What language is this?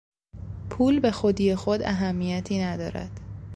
Persian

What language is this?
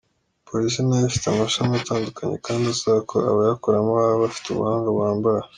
Kinyarwanda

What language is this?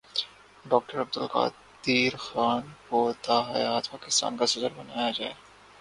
Urdu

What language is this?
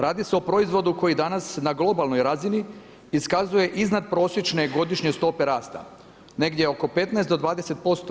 Croatian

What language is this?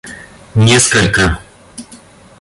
Russian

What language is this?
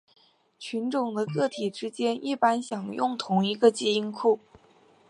Chinese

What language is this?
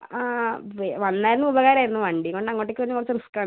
Malayalam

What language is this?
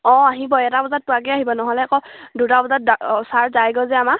Assamese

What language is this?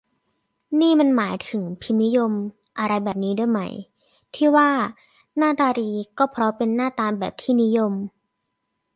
Thai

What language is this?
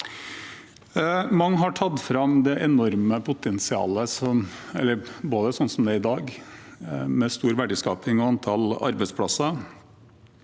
Norwegian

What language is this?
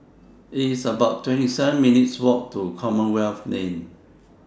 English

